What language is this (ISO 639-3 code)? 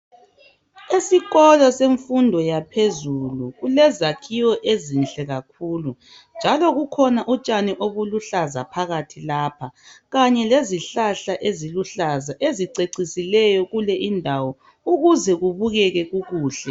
nde